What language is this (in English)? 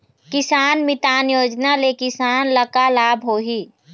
Chhattisgarhi